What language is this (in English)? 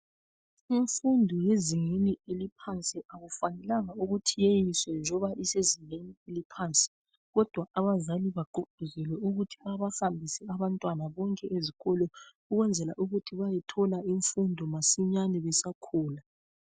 North Ndebele